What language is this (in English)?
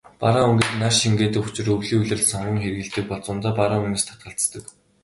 Mongolian